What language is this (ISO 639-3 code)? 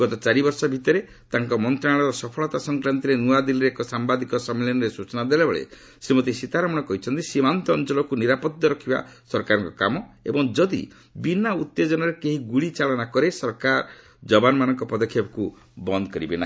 ori